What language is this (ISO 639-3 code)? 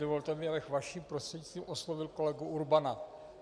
ces